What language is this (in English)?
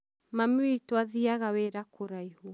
Kikuyu